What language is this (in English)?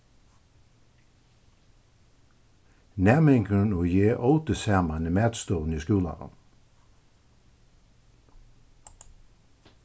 Faroese